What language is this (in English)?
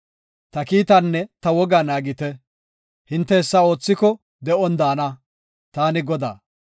Gofa